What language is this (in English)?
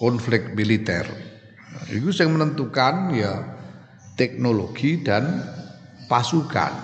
Indonesian